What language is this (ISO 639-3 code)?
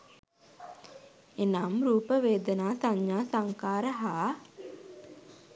sin